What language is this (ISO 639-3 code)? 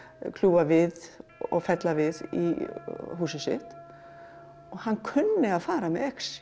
isl